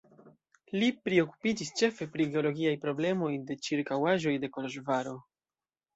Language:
Esperanto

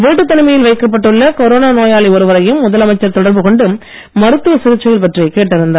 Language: Tamil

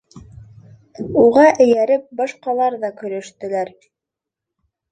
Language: Bashkir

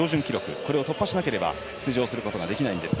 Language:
Japanese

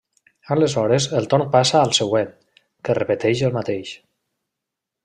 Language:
Catalan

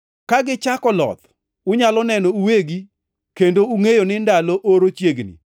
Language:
Luo (Kenya and Tanzania)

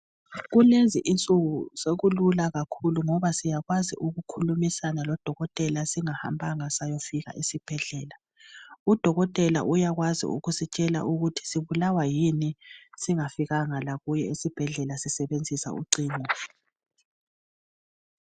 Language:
North Ndebele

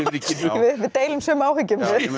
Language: Icelandic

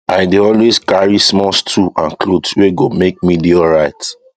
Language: Nigerian Pidgin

